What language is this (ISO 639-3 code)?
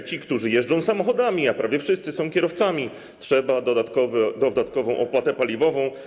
pol